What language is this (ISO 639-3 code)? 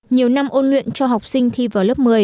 vie